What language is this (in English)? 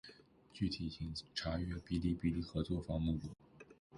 Chinese